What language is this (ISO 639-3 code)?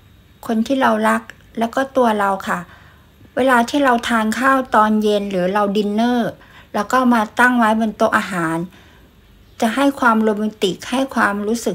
tha